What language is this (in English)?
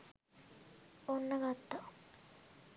Sinhala